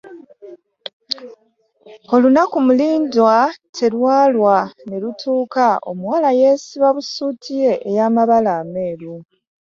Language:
Ganda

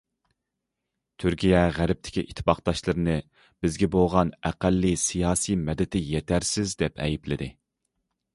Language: Uyghur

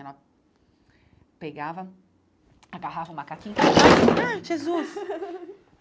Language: Portuguese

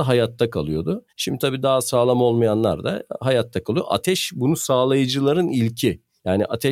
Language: Turkish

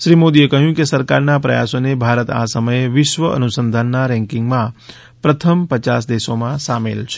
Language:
Gujarati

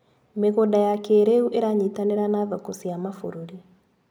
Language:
Kikuyu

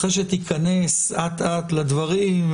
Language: Hebrew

